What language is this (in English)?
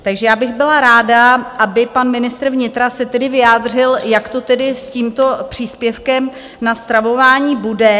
Czech